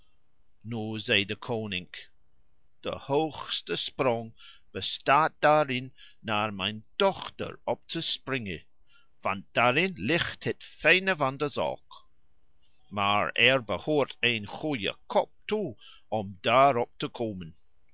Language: Dutch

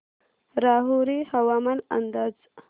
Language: Marathi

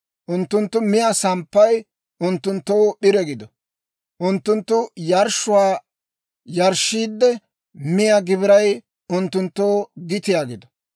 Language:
Dawro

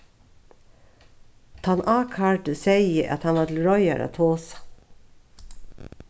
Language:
Faroese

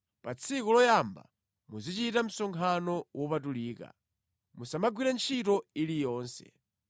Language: Nyanja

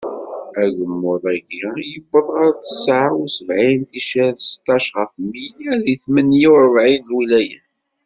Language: Kabyle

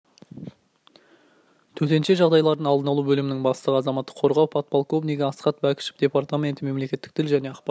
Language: Kazakh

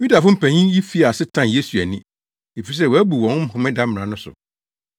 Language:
Akan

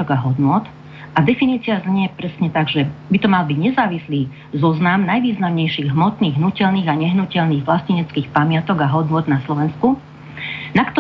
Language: Slovak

